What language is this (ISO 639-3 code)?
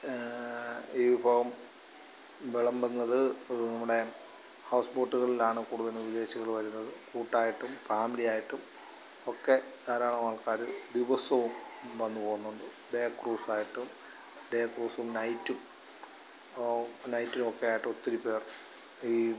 mal